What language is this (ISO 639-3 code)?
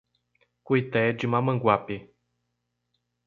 por